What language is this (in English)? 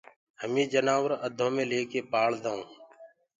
Gurgula